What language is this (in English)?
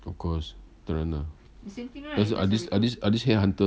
English